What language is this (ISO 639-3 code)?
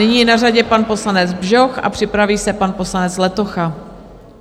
ces